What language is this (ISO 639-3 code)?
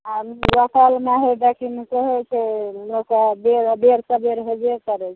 mai